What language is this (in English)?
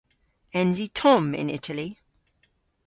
Cornish